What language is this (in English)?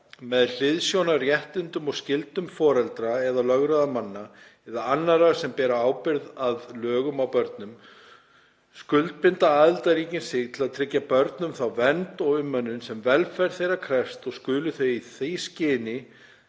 Icelandic